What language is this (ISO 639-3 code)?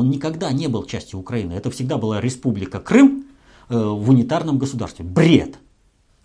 rus